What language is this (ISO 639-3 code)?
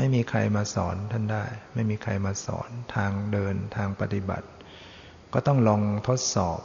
tha